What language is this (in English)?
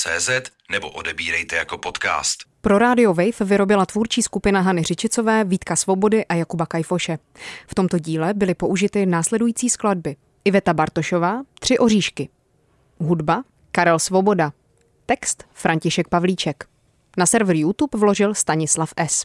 Czech